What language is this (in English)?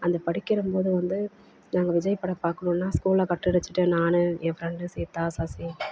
Tamil